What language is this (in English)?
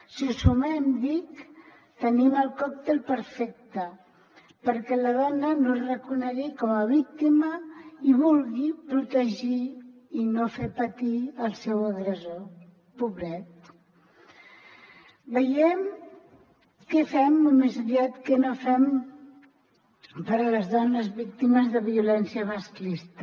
Catalan